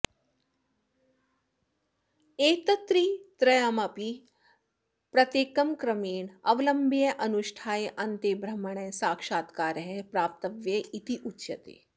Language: Sanskrit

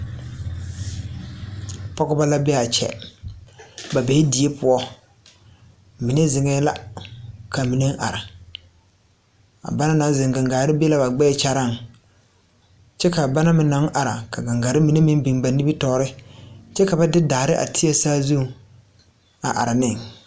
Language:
Southern Dagaare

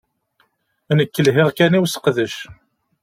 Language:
Kabyle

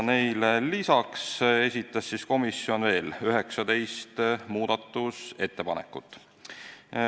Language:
Estonian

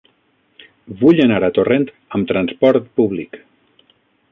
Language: Catalan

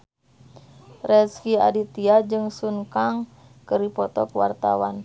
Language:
Sundanese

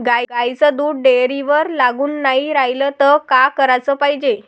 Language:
Marathi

